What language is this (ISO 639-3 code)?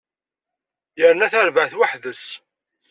kab